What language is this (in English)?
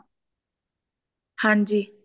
Punjabi